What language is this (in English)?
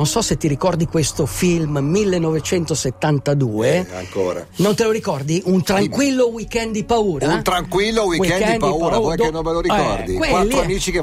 Italian